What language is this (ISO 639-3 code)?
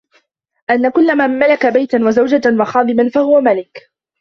ara